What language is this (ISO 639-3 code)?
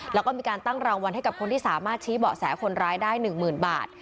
tha